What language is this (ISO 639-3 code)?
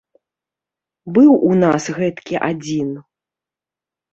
bel